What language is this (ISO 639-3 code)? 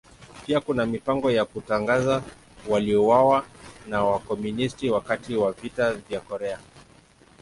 swa